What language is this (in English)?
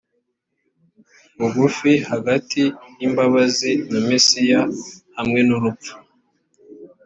Kinyarwanda